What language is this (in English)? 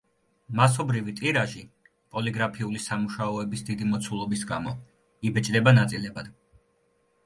Georgian